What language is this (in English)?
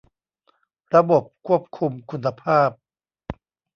Thai